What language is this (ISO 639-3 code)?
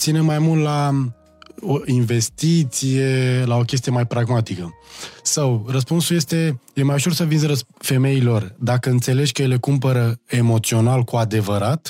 ron